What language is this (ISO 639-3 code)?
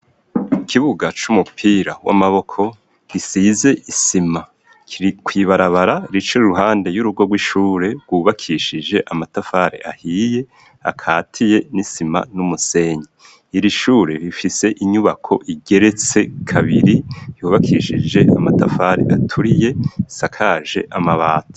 run